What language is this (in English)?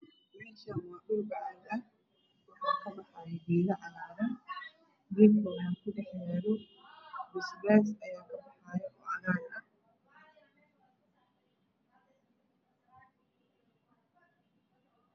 Somali